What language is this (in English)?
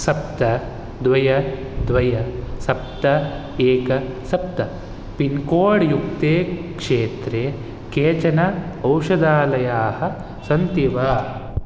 Sanskrit